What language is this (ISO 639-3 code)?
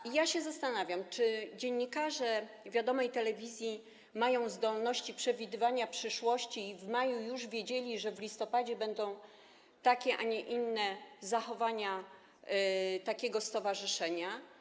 pol